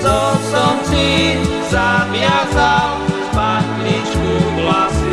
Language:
Slovak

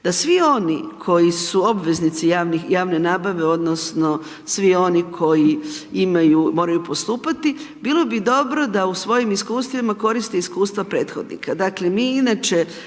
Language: Croatian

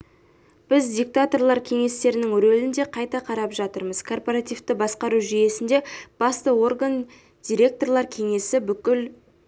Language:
Kazakh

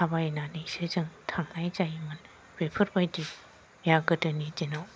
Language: Bodo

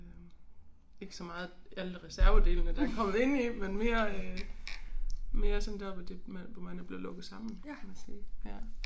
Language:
Danish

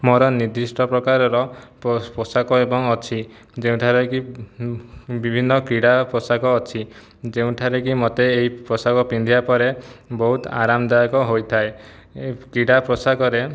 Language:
Odia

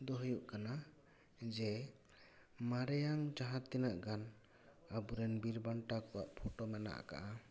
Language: Santali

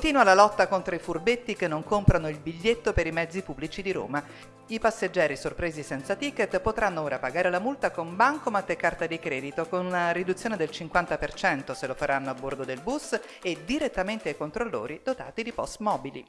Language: Italian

